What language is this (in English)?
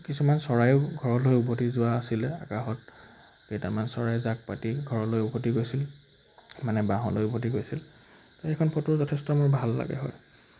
Assamese